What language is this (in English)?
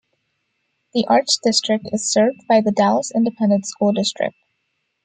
English